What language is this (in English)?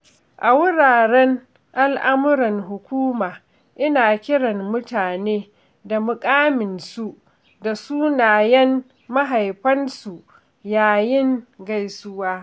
Hausa